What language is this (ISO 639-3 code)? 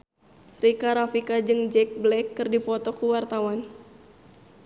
sun